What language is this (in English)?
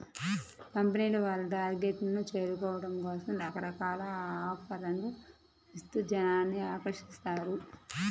Telugu